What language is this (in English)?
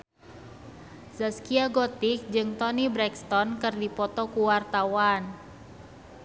Sundanese